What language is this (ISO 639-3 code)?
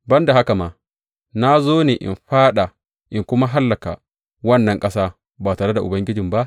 hau